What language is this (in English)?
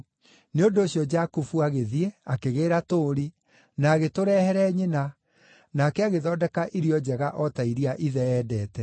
Kikuyu